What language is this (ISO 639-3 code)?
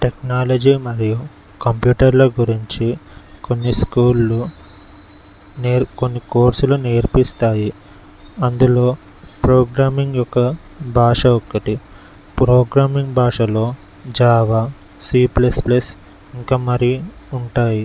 tel